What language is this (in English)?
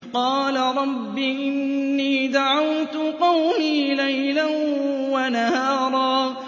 Arabic